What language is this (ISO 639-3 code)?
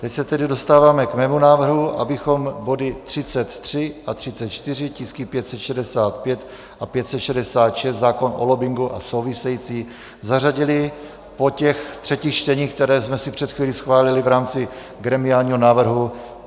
ces